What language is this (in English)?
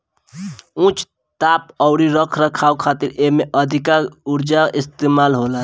Bhojpuri